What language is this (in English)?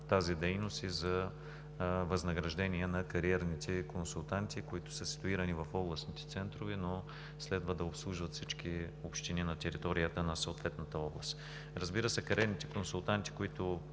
Bulgarian